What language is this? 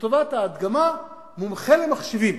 Hebrew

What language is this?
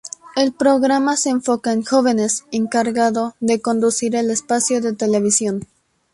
Spanish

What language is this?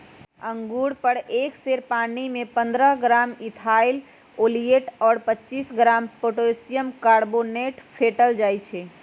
Magahi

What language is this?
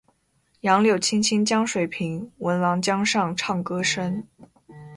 Chinese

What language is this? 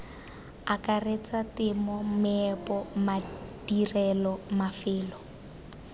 Tswana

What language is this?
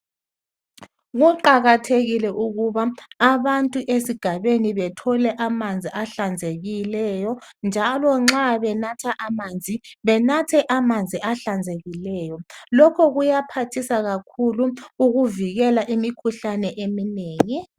North Ndebele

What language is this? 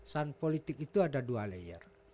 Indonesian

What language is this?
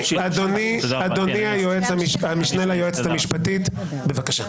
Hebrew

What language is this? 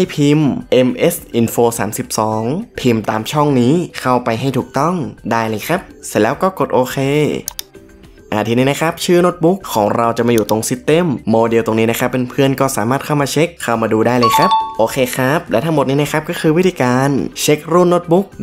Thai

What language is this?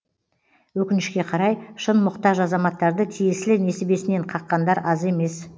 Kazakh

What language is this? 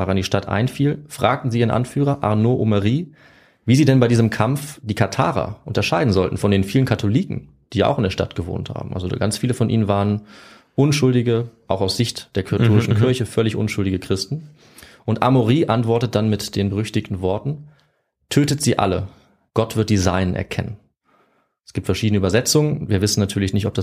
German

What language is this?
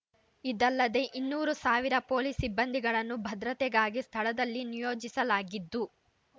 Kannada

